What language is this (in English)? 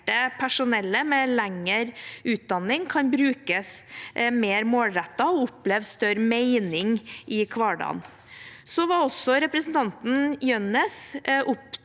Norwegian